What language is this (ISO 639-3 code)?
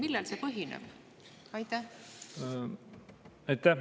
est